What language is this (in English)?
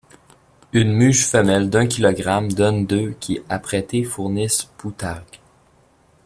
French